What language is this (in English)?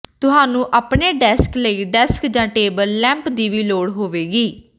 Punjabi